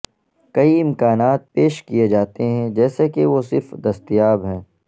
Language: Urdu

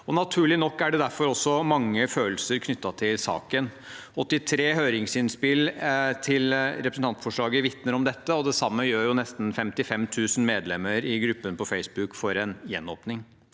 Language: Norwegian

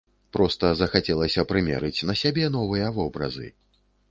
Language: Belarusian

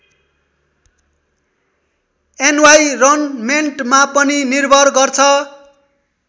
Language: Nepali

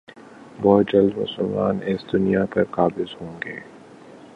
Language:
Urdu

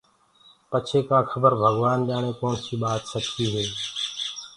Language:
Gurgula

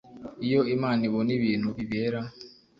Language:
Kinyarwanda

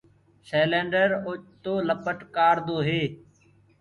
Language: Gurgula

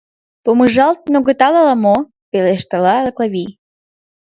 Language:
Mari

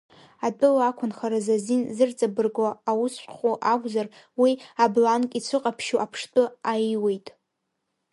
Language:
Abkhazian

